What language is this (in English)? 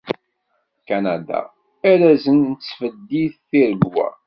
Kabyle